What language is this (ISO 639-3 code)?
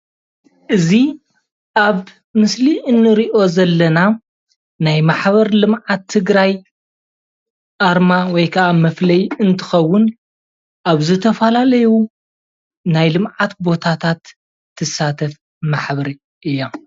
tir